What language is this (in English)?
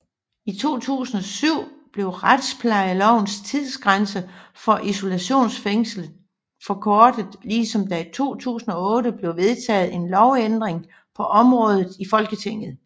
Danish